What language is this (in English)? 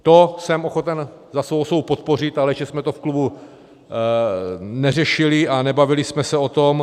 Czech